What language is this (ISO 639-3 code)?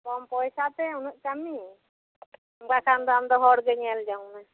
sat